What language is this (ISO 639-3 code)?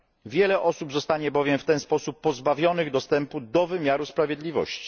pol